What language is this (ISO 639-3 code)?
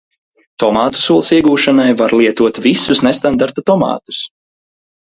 lav